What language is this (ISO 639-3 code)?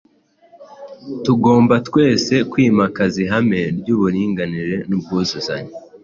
kin